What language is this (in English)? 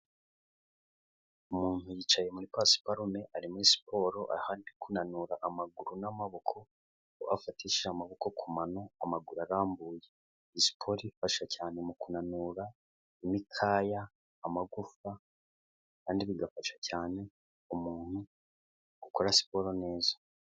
Kinyarwanda